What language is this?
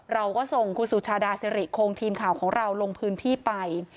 Thai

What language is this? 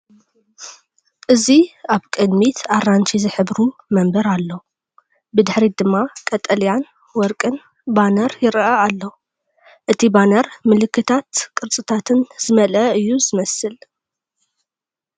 Tigrinya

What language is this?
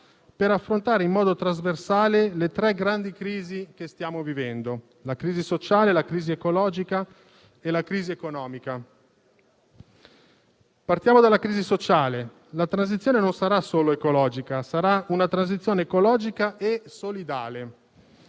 Italian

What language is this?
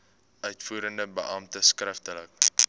Afrikaans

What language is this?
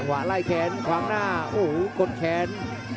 Thai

